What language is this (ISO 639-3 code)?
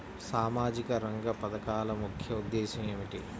tel